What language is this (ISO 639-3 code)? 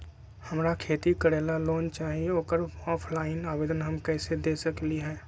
mag